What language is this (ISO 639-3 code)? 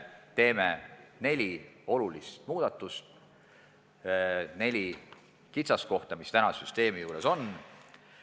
est